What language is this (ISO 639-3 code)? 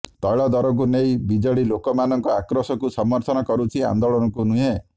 ori